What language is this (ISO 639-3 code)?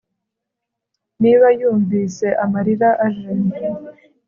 kin